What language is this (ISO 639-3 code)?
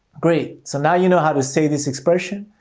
eng